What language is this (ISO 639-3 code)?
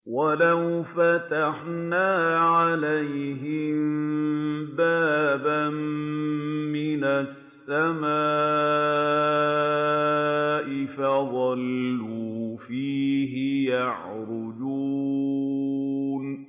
ara